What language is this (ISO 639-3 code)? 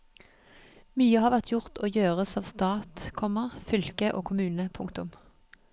nor